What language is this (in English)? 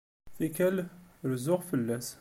Kabyle